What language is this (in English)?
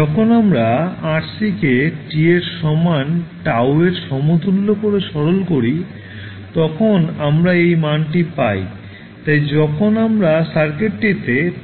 Bangla